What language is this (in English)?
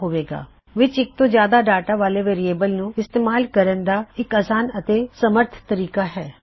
Punjabi